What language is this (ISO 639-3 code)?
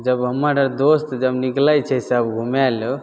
mai